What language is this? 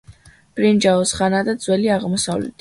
Georgian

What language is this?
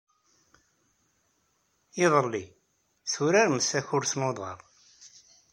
Kabyle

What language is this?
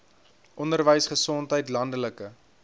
Afrikaans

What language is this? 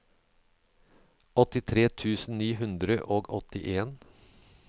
Norwegian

